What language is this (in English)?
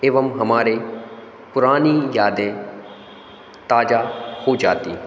Hindi